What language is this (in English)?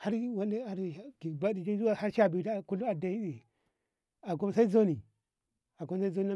Ngamo